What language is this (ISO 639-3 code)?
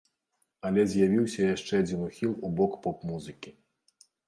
bel